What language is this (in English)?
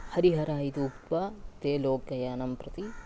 Sanskrit